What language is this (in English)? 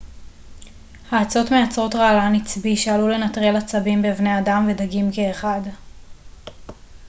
Hebrew